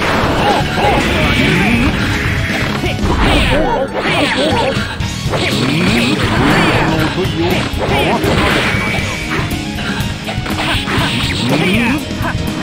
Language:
Japanese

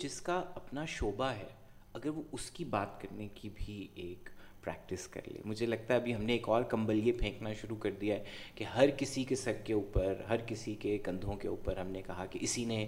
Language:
Urdu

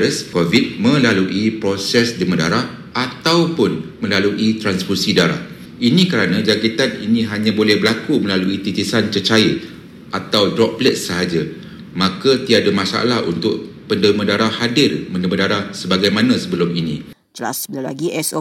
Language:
Malay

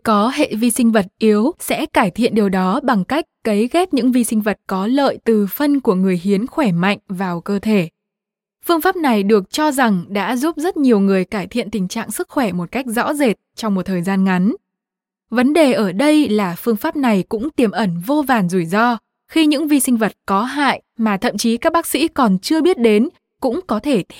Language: Vietnamese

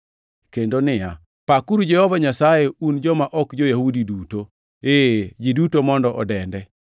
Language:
Luo (Kenya and Tanzania)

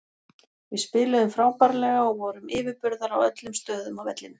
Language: Icelandic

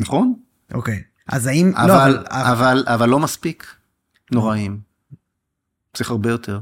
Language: Hebrew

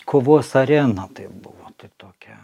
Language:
Lithuanian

